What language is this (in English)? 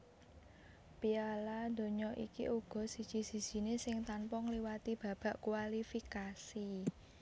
Javanese